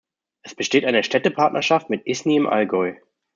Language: German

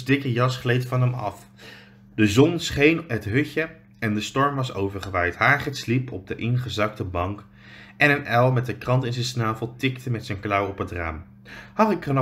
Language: Dutch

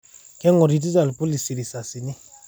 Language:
Masai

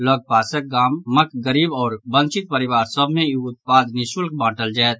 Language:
Maithili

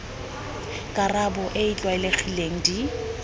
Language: Tswana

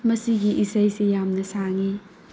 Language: Manipuri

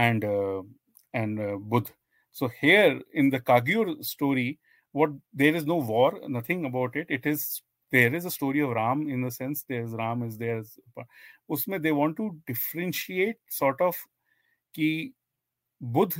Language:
Hindi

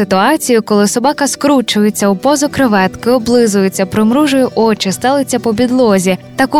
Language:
Ukrainian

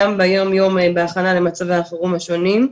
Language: Hebrew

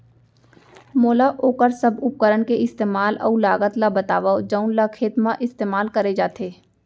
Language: Chhattisgarhi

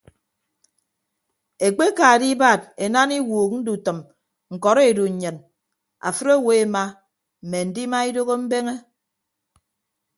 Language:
Ibibio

